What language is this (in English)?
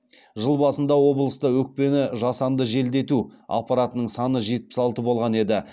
Kazakh